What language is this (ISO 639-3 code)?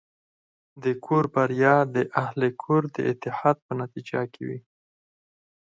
pus